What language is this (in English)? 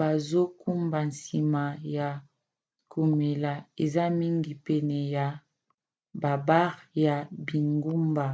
Lingala